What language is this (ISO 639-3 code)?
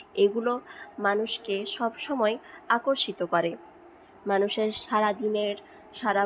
ben